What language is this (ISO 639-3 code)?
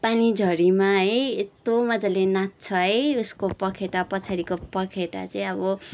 nep